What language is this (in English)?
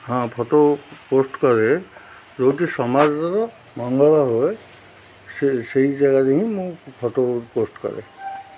Odia